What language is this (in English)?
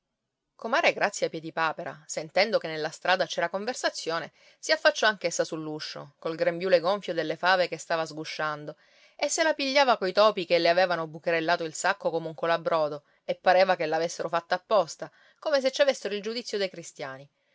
Italian